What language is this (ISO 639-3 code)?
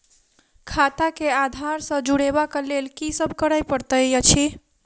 mai